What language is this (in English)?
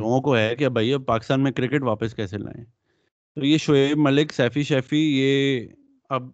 Urdu